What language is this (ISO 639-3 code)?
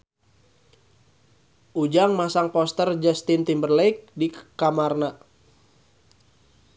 sun